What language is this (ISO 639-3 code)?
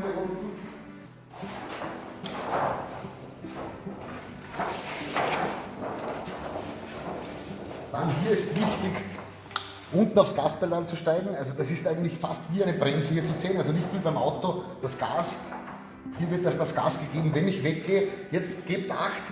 deu